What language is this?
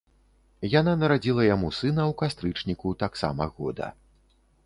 Belarusian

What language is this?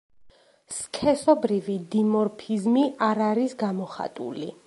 Georgian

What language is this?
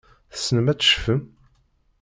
Kabyle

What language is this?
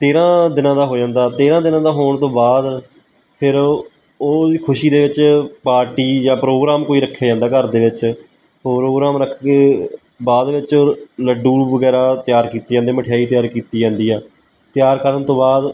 Punjabi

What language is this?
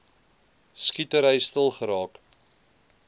Afrikaans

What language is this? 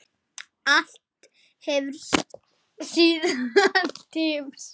Icelandic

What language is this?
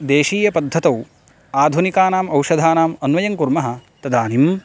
Sanskrit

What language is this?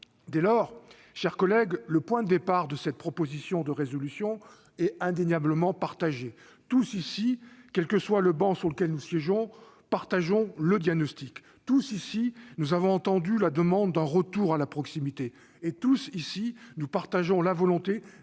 French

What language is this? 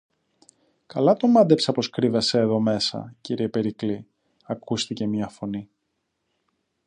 Greek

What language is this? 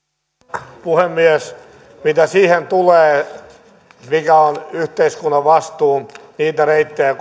Finnish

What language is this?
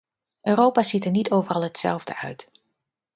Dutch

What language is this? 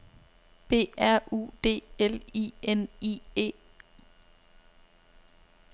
Danish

